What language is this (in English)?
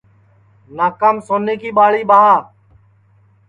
Sansi